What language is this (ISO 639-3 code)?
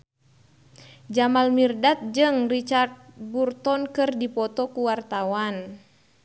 sun